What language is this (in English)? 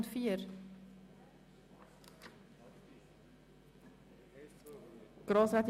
Swiss German